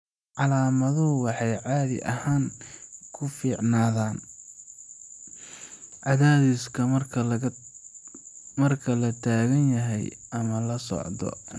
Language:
Somali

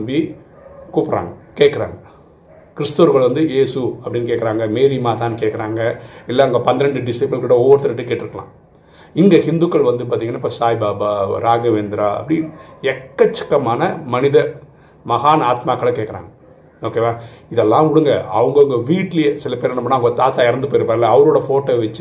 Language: Tamil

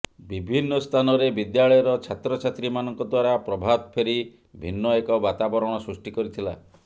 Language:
Odia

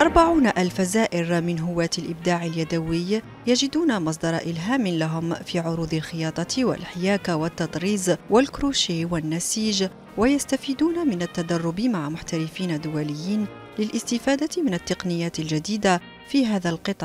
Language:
Arabic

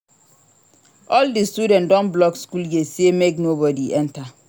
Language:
Nigerian Pidgin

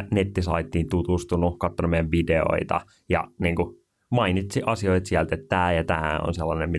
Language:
Finnish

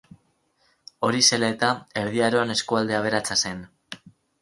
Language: Basque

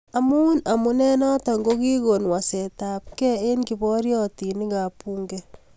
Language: Kalenjin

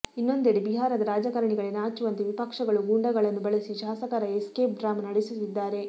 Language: Kannada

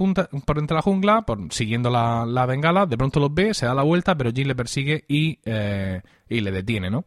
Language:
Spanish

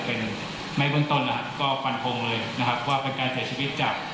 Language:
Thai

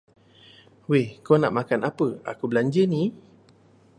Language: Malay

